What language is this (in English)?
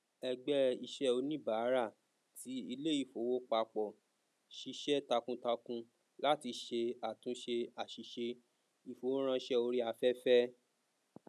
Yoruba